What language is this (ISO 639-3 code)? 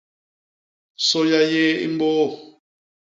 bas